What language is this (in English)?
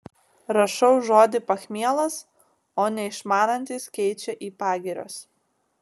Lithuanian